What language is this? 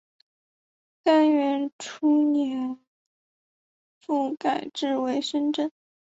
Chinese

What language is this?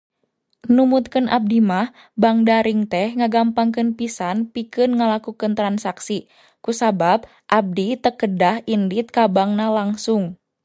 Sundanese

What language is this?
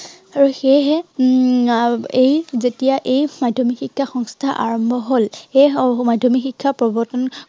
Assamese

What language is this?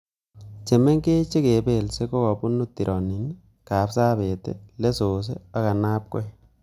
Kalenjin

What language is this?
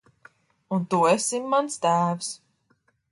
Latvian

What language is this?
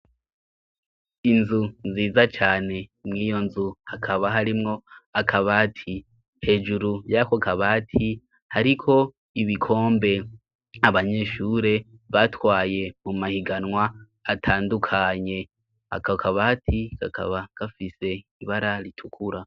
Rundi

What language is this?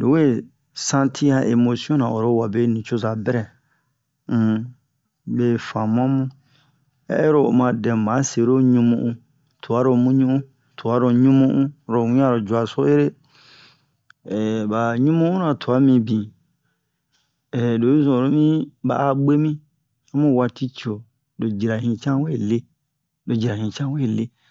Bomu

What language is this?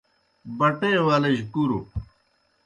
Kohistani Shina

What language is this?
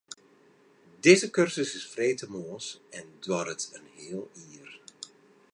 Western Frisian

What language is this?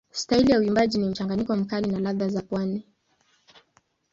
Swahili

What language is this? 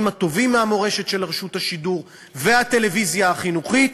Hebrew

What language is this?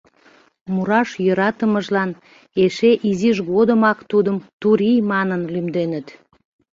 Mari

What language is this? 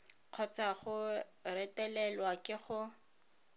Tswana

